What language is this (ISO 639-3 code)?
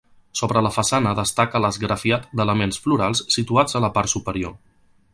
cat